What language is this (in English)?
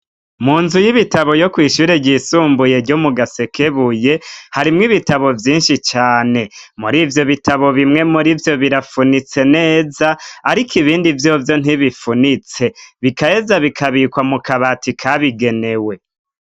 Rundi